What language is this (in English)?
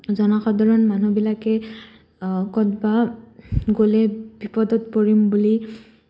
Assamese